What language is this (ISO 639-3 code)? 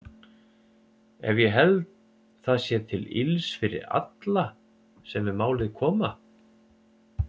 isl